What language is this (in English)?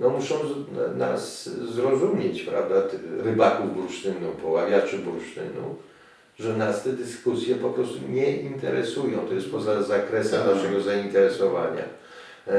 Polish